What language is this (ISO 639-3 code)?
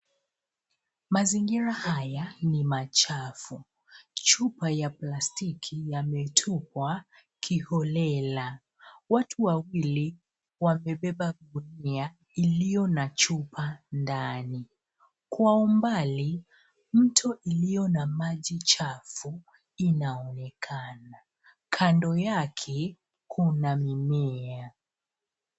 swa